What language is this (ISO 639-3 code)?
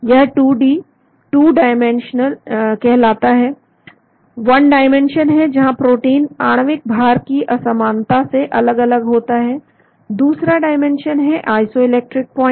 hin